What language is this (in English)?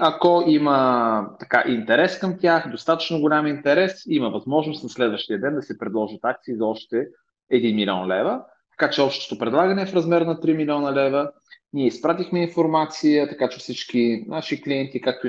Bulgarian